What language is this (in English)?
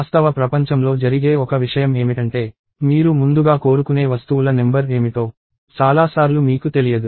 Telugu